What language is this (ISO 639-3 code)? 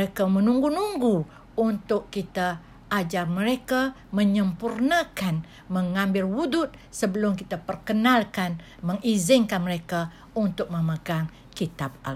msa